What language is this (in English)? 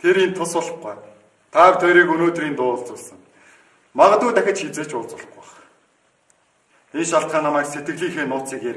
Turkish